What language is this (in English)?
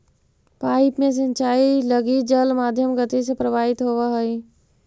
Magahi